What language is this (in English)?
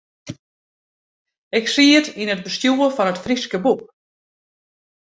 Western Frisian